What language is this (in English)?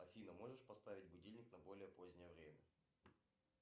Russian